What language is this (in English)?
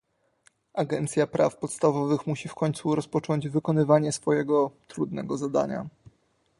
Polish